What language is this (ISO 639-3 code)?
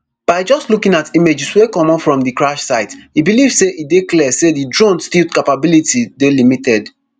pcm